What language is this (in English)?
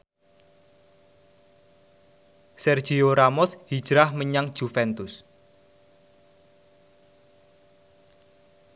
Javanese